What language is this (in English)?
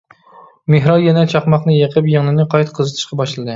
Uyghur